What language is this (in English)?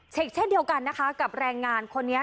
Thai